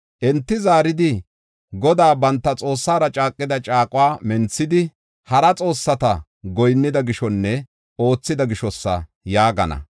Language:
Gofa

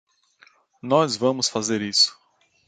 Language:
Portuguese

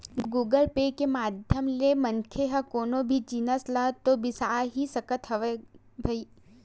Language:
Chhattisgarhi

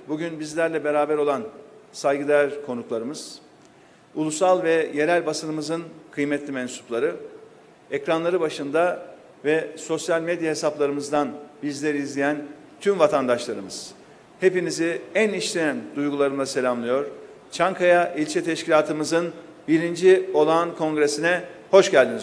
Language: Turkish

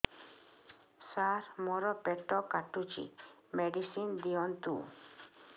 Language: Odia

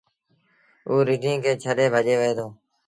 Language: Sindhi Bhil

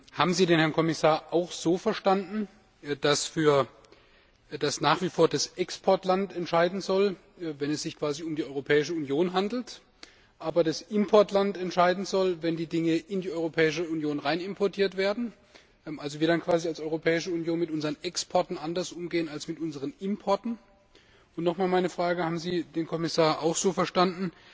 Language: German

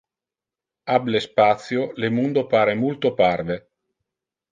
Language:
Interlingua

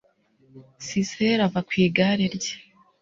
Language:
Kinyarwanda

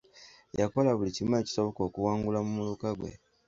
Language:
Ganda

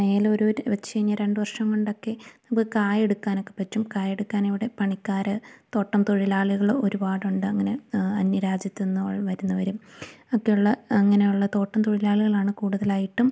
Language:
Malayalam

